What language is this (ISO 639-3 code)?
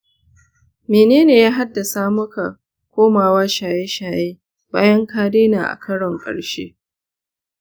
hau